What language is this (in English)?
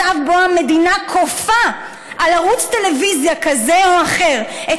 Hebrew